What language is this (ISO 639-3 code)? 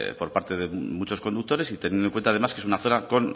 spa